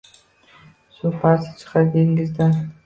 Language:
Uzbek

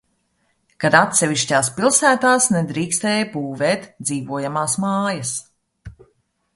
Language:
Latvian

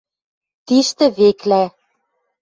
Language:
Western Mari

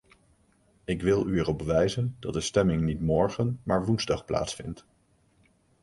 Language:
Dutch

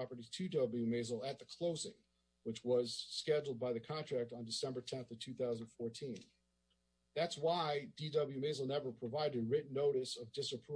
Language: English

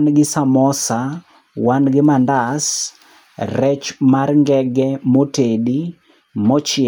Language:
Luo (Kenya and Tanzania)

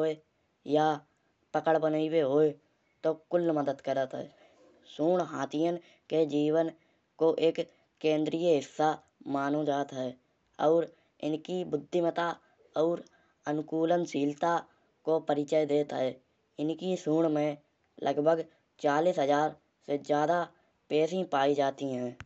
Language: Kanauji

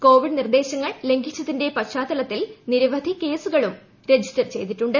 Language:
Malayalam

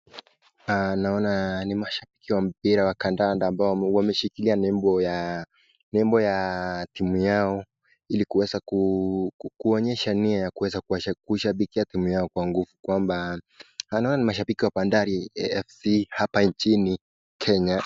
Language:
Swahili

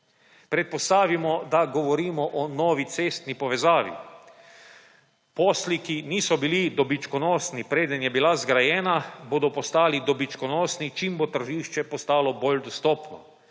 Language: Slovenian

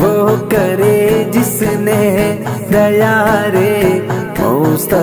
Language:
Hindi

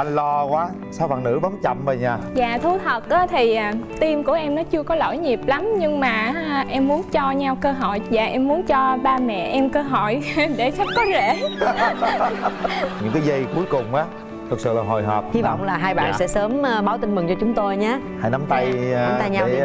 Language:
Vietnamese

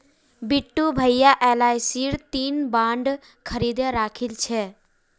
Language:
Magahi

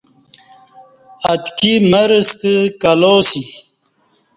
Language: Kati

